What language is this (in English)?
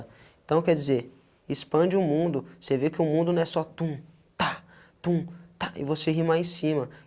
Portuguese